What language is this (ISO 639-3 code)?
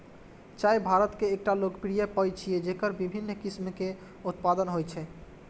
mai